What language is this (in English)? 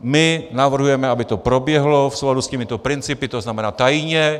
Czech